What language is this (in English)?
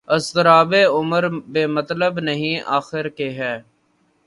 Urdu